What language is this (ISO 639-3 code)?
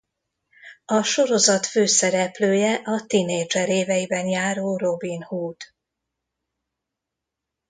hun